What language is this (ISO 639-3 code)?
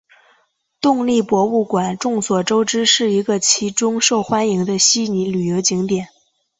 zho